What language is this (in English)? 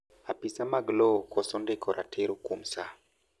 Luo (Kenya and Tanzania)